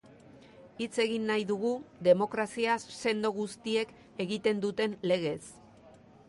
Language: Basque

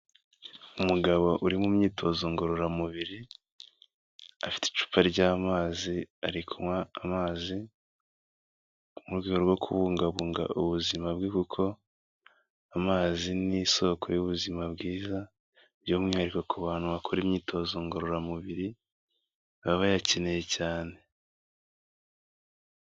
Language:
Kinyarwanda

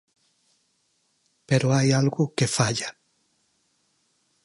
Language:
Galician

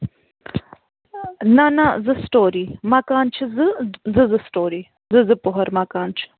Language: Kashmiri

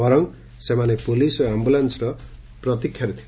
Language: Odia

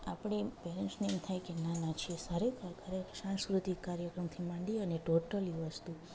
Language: Gujarati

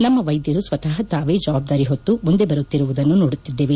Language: Kannada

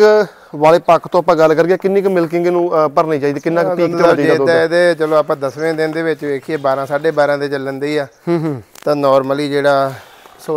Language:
Punjabi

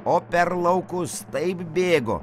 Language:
Lithuanian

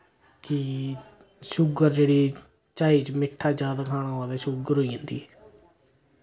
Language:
Dogri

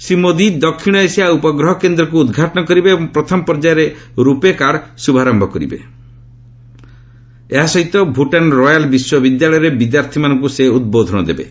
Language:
Odia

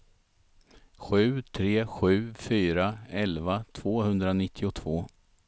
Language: Swedish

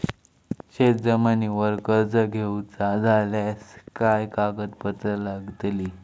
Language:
Marathi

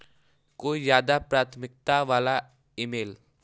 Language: Hindi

